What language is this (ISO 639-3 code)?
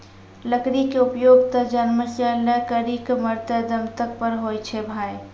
mai